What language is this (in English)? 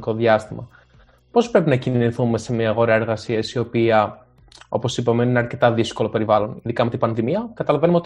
Greek